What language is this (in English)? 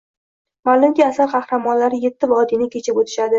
Uzbek